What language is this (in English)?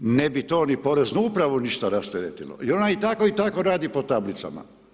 Croatian